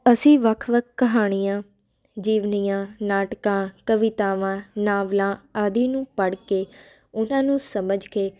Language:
Punjabi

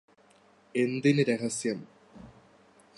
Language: Malayalam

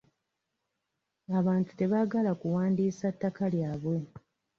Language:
Ganda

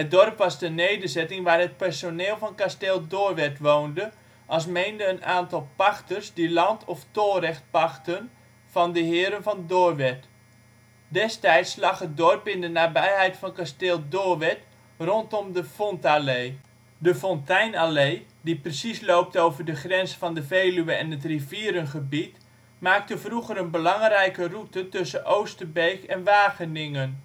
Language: Dutch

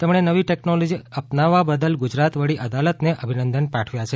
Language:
Gujarati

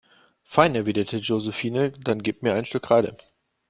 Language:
German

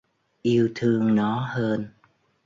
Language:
Vietnamese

